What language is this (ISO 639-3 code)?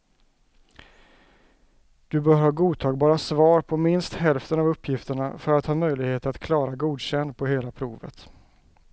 swe